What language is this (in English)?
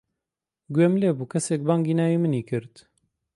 Central Kurdish